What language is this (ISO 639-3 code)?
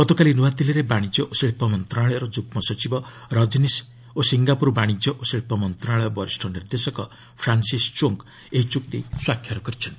ori